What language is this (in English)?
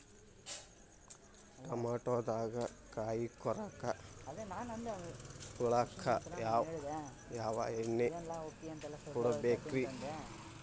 Kannada